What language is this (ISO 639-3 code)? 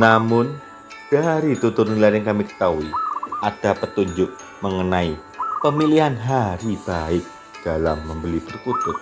ind